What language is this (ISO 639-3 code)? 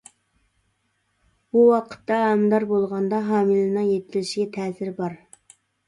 uig